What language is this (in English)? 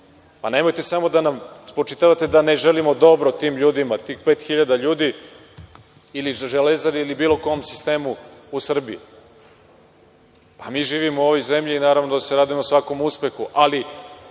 Serbian